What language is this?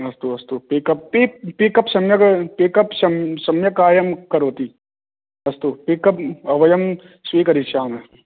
Sanskrit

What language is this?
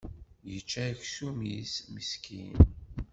Kabyle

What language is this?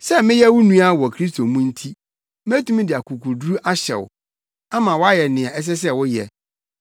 Akan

